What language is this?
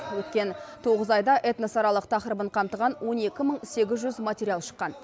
Kazakh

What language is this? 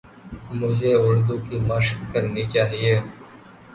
Urdu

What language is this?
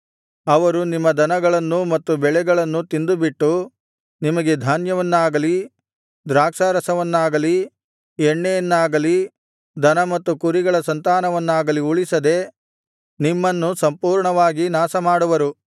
Kannada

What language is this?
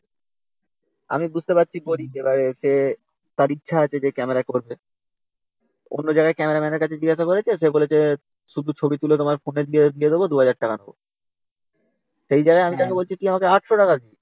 Bangla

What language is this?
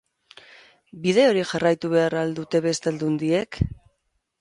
Basque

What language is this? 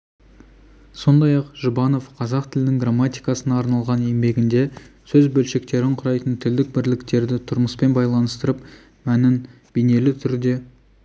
Kazakh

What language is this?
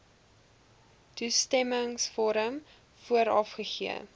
Afrikaans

